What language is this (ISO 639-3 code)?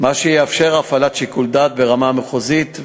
heb